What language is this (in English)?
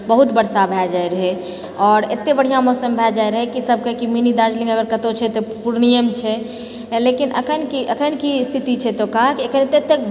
Maithili